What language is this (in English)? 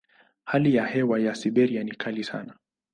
Swahili